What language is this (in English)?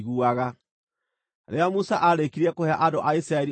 Kikuyu